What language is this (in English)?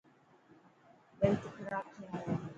Dhatki